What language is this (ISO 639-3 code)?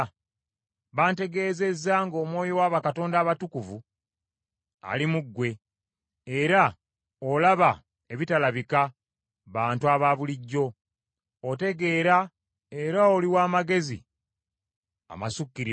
lug